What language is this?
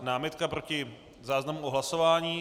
Czech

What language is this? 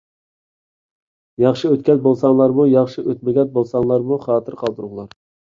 Uyghur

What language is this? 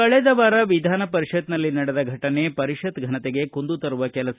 Kannada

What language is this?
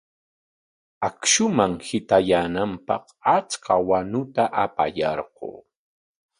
Corongo Ancash Quechua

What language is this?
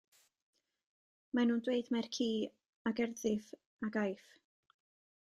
Welsh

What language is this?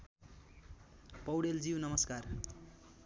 Nepali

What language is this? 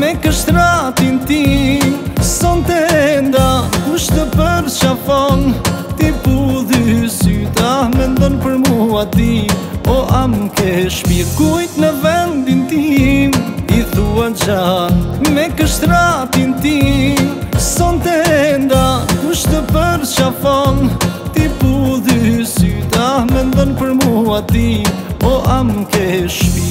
Romanian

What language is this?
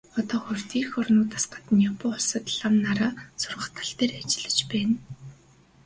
Mongolian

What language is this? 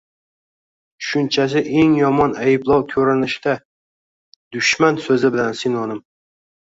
Uzbek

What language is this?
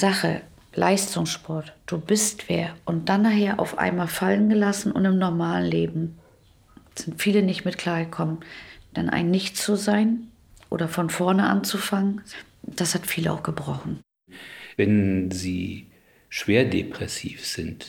German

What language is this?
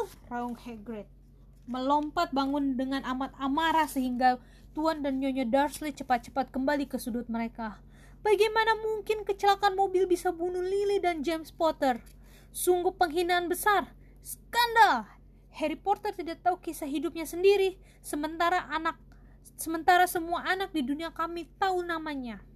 Indonesian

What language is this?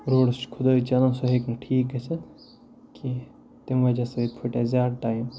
Kashmiri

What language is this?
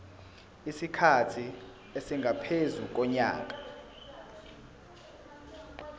Zulu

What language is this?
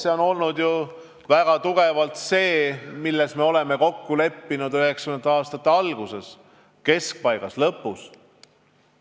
Estonian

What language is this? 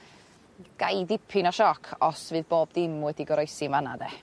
Welsh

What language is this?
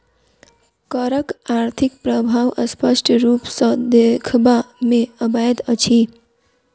Maithili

